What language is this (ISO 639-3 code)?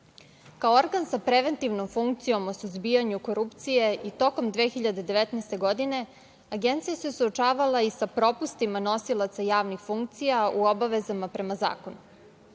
srp